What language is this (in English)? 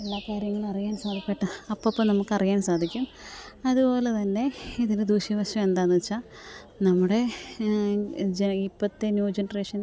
Malayalam